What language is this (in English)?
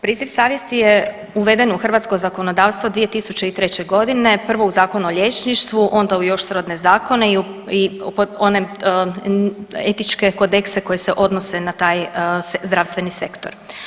Croatian